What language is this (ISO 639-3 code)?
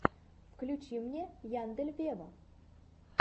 rus